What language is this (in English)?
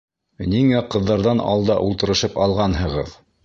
Bashkir